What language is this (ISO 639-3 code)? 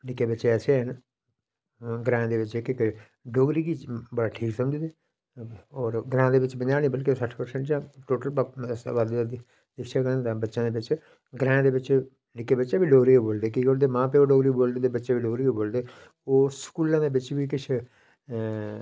doi